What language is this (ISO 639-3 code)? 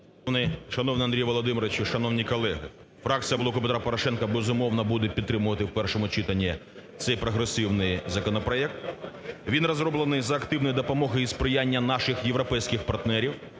ukr